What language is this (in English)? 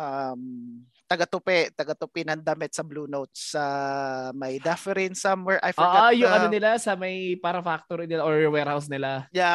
Filipino